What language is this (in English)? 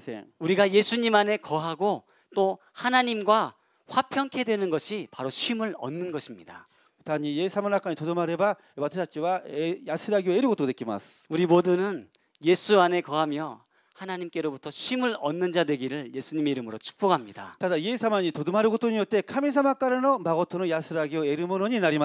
Korean